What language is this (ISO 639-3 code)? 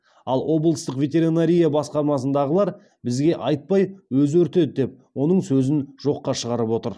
kaz